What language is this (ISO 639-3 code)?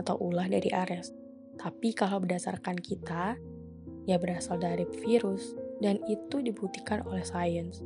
ind